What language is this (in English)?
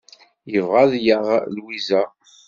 Kabyle